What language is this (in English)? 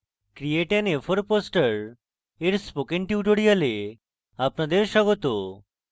Bangla